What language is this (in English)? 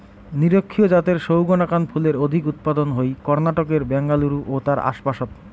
Bangla